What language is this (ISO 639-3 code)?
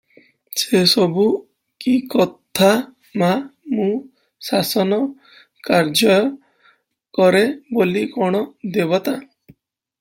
ori